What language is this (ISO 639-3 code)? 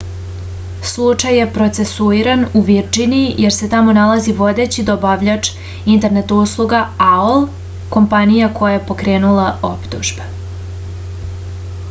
srp